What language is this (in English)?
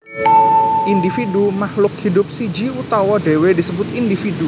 Javanese